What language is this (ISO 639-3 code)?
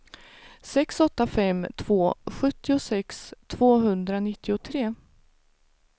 swe